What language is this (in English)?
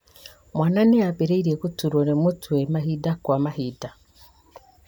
Kikuyu